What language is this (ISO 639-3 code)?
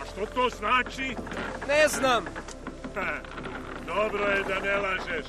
hrv